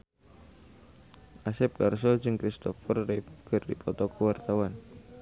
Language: Sundanese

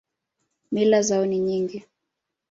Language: Swahili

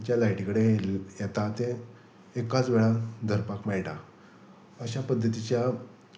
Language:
Konkani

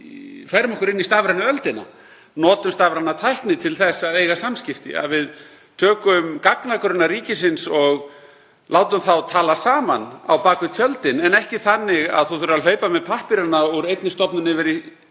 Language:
Icelandic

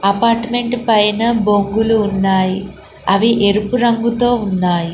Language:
Telugu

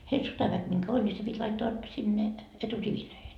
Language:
Finnish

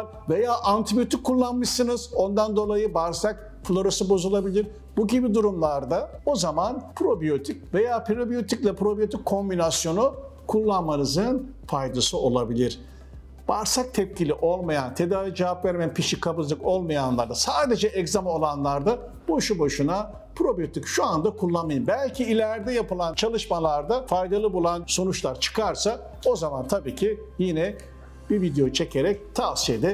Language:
Turkish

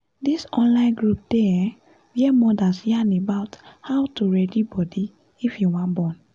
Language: Nigerian Pidgin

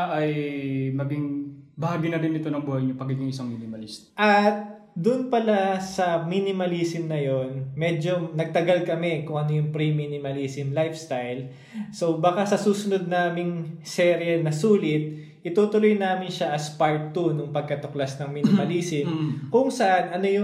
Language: Filipino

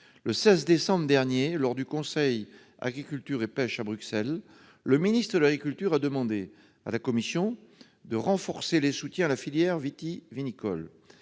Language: French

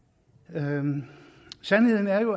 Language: Danish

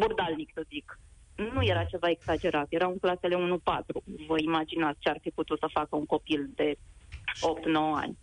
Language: Romanian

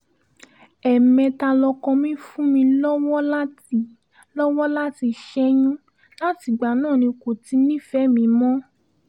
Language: Yoruba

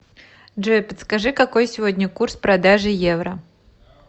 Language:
Russian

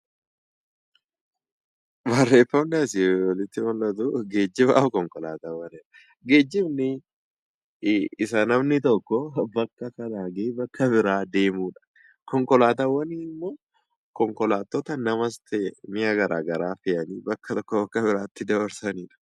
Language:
Oromo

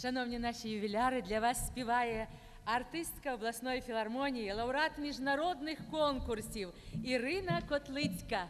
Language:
Ukrainian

